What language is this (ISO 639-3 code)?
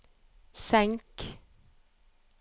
nor